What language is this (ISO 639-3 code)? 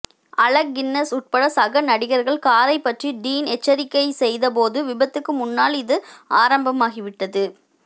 tam